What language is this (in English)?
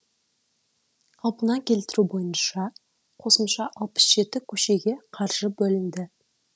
Kazakh